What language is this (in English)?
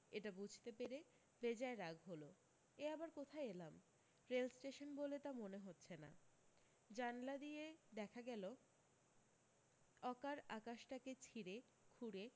Bangla